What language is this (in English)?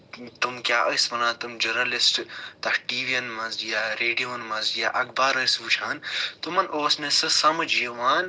Kashmiri